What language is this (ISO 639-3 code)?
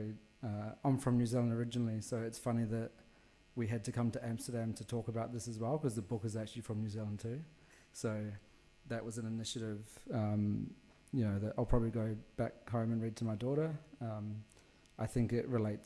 eng